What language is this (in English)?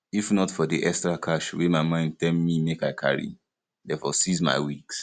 Nigerian Pidgin